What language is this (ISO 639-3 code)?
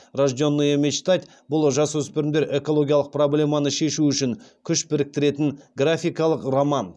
kaz